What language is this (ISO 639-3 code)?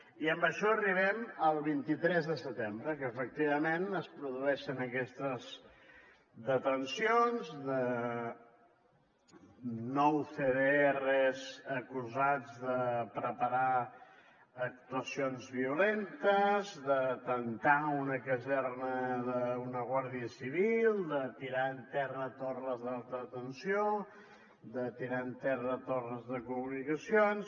cat